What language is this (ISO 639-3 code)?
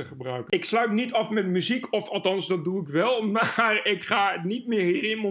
nld